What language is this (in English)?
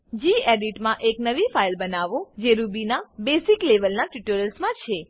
Gujarati